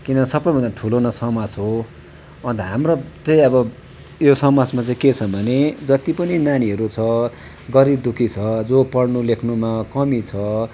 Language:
Nepali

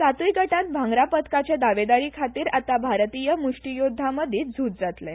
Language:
Konkani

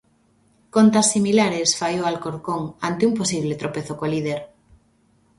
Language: Galician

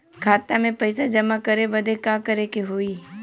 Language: Bhojpuri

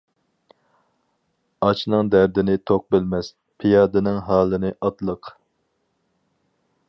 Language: Uyghur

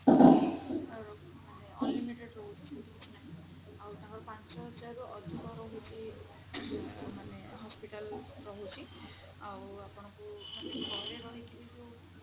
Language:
Odia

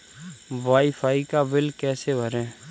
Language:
Hindi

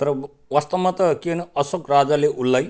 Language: Nepali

